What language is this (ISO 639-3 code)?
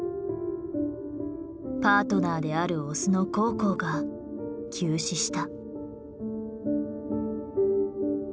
jpn